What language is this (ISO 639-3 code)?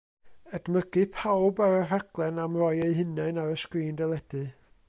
cym